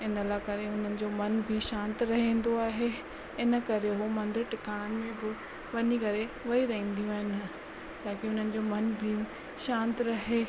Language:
Sindhi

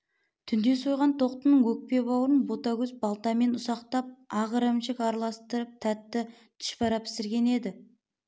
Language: Kazakh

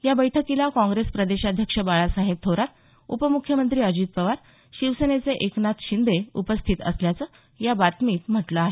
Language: Marathi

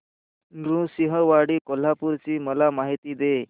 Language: Marathi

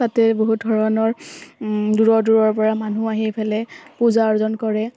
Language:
Assamese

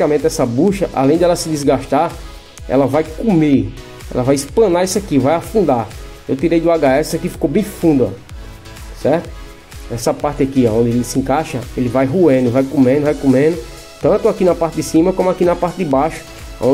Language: Portuguese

